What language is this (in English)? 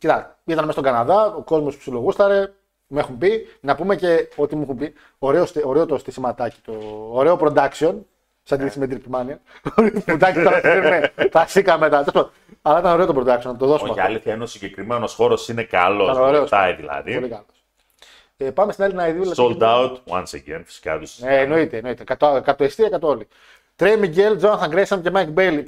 Greek